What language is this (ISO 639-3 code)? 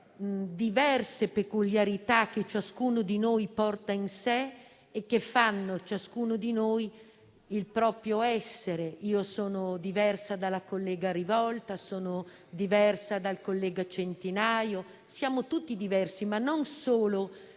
ita